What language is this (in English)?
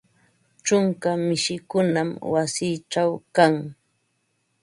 Ambo-Pasco Quechua